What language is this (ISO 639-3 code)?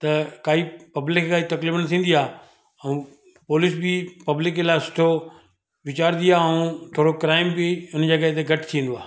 snd